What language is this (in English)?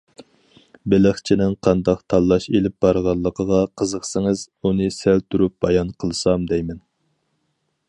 Uyghur